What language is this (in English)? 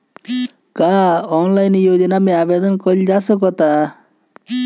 Bhojpuri